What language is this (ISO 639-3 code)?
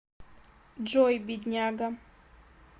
rus